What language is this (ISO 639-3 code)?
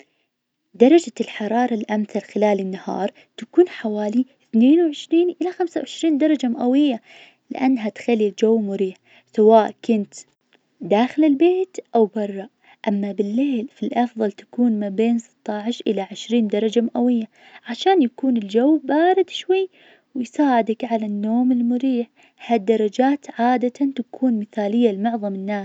ars